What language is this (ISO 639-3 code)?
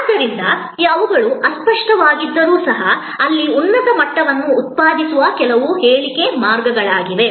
kan